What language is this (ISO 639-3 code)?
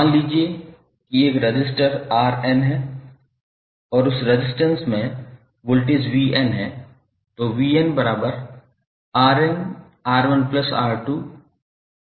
hin